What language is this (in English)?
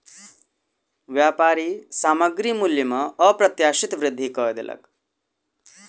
Maithili